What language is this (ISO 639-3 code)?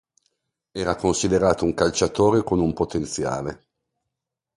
ita